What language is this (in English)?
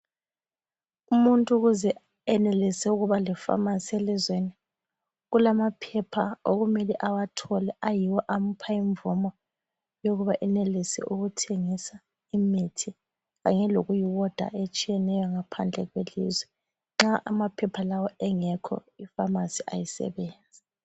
North Ndebele